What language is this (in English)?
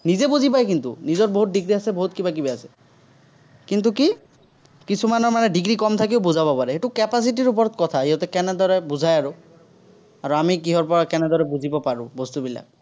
Assamese